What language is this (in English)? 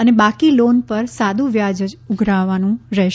Gujarati